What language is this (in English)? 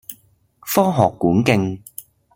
Cantonese